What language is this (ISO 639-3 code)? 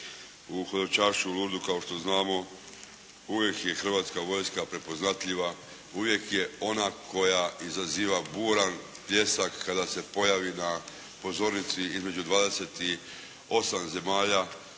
hrv